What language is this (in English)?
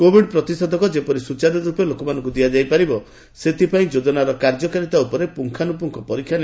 Odia